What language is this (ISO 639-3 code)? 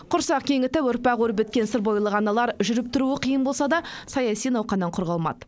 kaz